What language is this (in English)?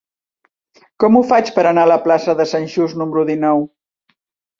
Catalan